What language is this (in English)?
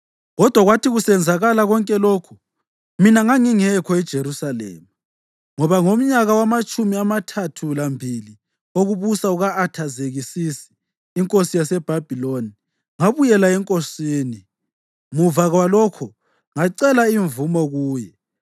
North Ndebele